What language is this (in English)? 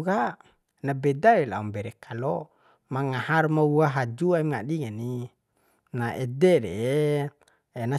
Bima